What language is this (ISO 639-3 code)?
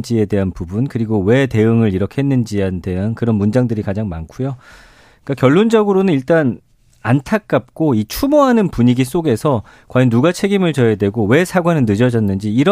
kor